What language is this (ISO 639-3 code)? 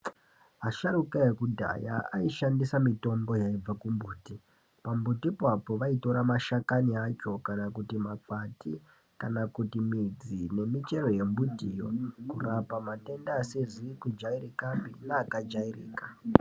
ndc